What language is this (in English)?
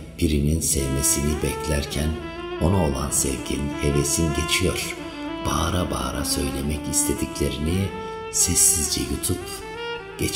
Turkish